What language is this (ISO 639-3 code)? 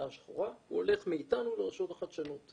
heb